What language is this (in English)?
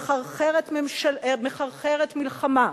Hebrew